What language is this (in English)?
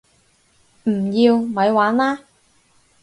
Cantonese